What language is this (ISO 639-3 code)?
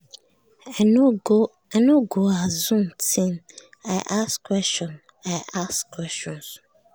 pcm